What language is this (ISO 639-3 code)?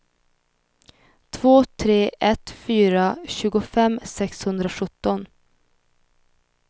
swe